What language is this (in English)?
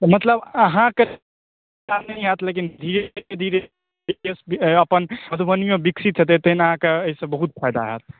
Maithili